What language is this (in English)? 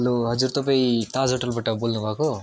Nepali